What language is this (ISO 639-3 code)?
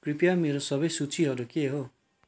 nep